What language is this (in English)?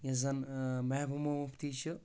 Kashmiri